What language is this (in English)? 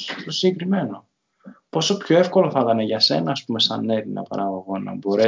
Greek